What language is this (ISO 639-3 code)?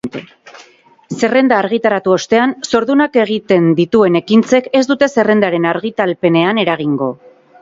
eus